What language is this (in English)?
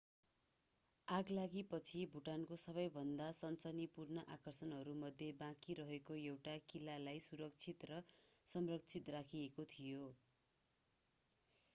Nepali